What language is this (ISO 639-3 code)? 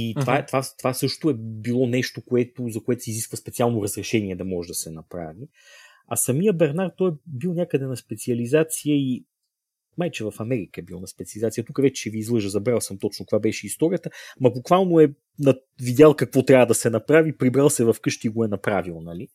bul